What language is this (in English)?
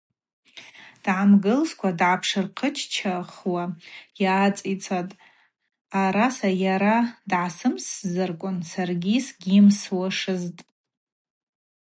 Abaza